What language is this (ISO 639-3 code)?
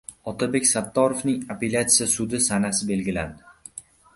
uzb